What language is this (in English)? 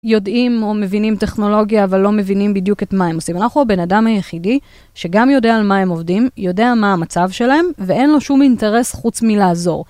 Hebrew